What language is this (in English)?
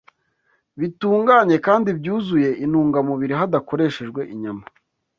Kinyarwanda